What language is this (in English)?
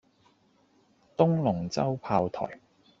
Cantonese